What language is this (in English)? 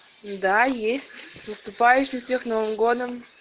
Russian